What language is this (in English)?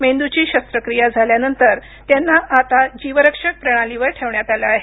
Marathi